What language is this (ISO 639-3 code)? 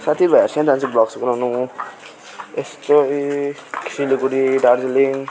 nep